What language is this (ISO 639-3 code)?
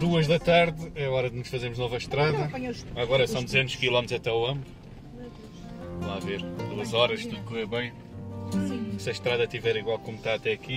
por